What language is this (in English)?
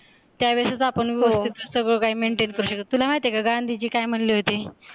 Marathi